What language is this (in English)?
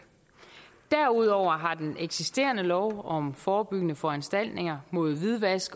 Danish